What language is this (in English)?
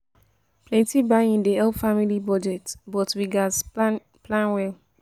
Nigerian Pidgin